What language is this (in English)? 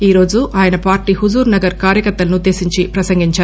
Telugu